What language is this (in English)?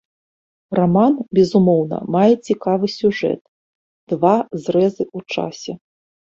Belarusian